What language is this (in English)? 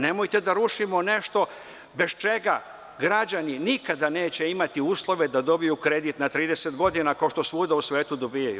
Serbian